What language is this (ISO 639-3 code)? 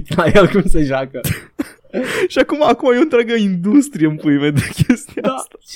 ron